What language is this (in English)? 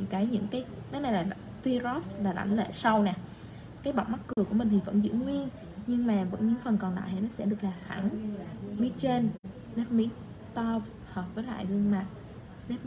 Vietnamese